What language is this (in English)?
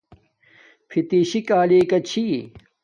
Domaaki